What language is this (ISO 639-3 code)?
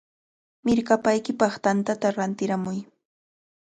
qvl